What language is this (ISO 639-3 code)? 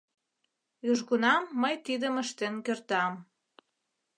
chm